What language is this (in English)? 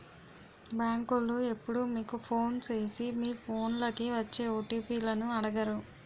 Telugu